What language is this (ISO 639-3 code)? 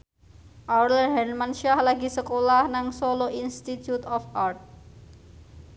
jav